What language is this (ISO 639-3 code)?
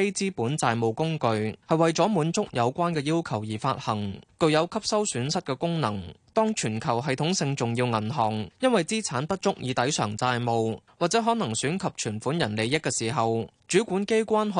zho